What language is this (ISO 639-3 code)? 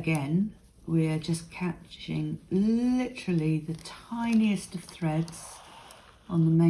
eng